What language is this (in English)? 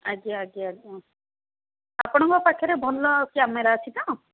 Odia